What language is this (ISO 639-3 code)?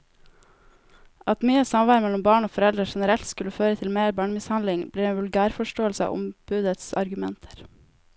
nor